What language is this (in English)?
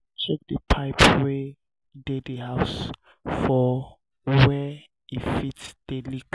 Nigerian Pidgin